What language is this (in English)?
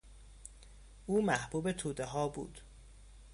Persian